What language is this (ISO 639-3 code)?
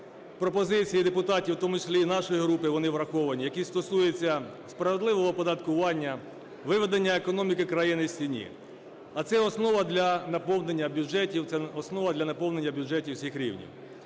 ukr